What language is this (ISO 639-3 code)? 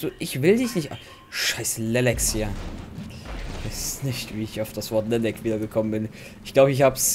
deu